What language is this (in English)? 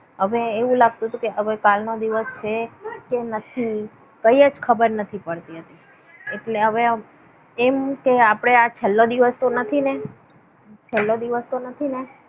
Gujarati